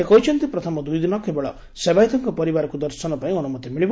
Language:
Odia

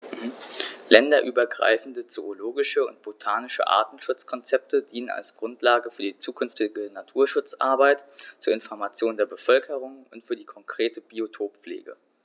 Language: German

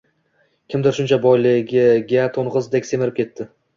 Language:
Uzbek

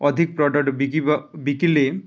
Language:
Odia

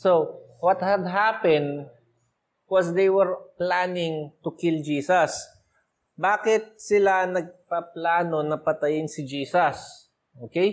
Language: Filipino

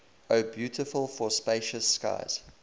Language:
English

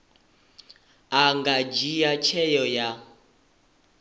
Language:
Venda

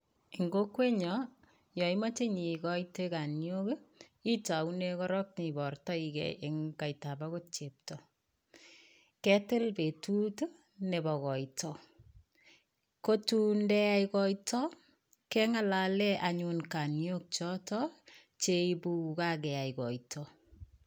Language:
Kalenjin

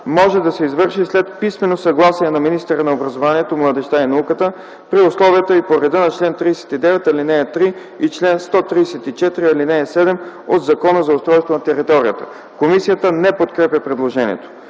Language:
Bulgarian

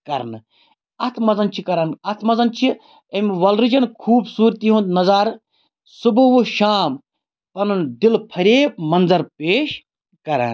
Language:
Kashmiri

